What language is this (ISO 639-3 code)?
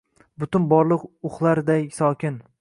uzb